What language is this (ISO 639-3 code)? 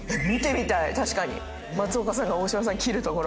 jpn